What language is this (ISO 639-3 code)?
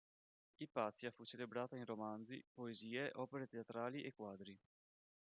ita